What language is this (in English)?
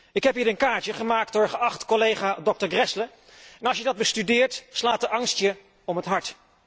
Dutch